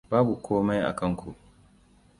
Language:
Hausa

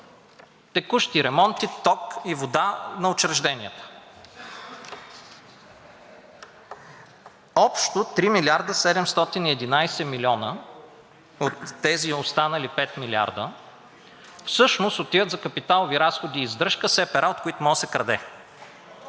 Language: Bulgarian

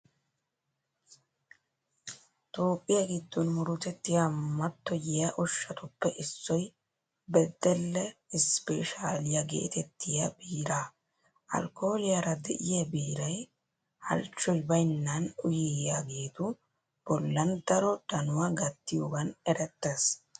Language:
Wolaytta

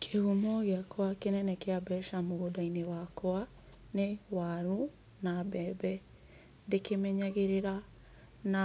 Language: Kikuyu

